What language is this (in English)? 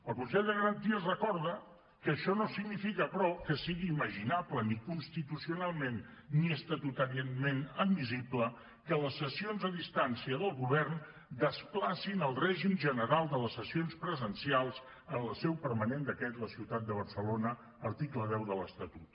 Catalan